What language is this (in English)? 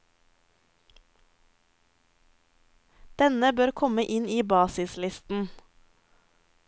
Norwegian